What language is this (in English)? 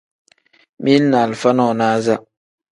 Tem